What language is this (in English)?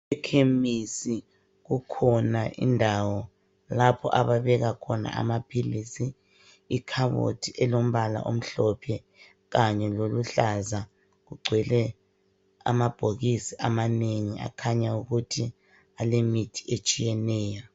North Ndebele